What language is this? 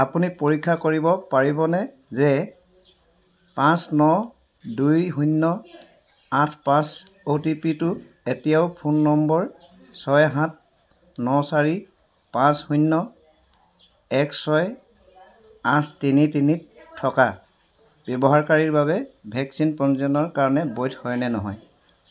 Assamese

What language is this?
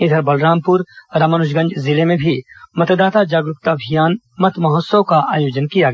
Hindi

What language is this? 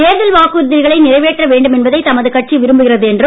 Tamil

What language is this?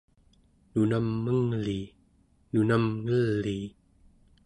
Central Yupik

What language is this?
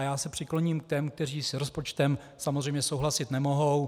Czech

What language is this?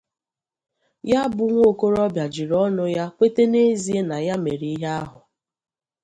Igbo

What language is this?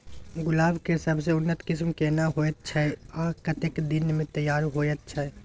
Maithili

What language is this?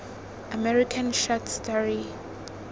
Tswana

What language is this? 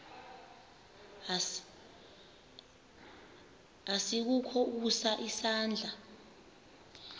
Xhosa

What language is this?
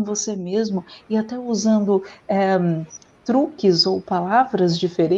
Portuguese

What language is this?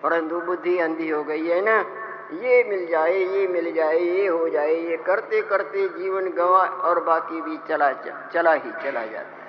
Hindi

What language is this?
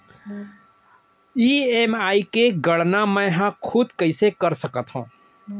Chhattisgarhi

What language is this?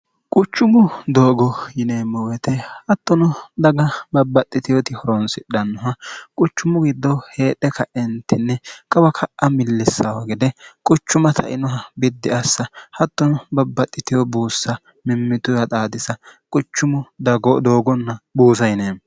Sidamo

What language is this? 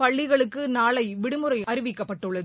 Tamil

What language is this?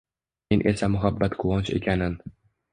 Uzbek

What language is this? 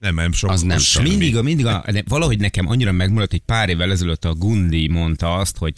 Hungarian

